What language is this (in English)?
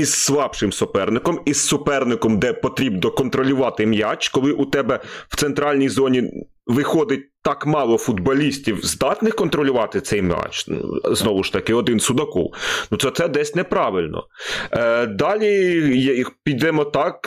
Ukrainian